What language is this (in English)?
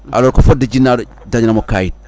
Fula